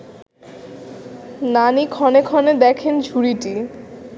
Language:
Bangla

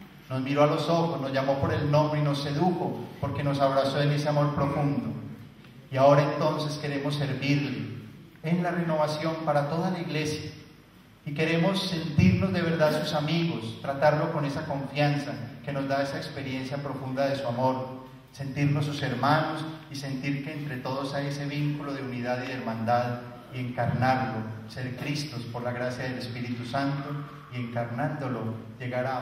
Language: Spanish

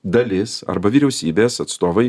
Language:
Lithuanian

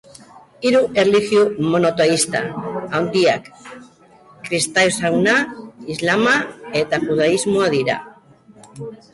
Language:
Basque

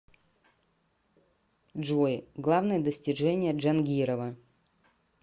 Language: Russian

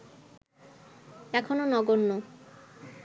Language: Bangla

